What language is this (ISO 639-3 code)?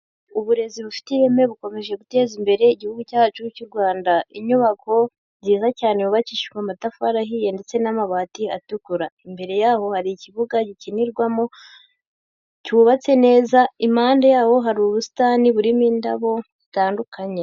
kin